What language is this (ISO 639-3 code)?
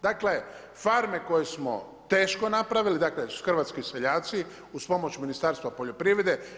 hrv